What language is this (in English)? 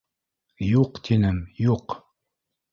Bashkir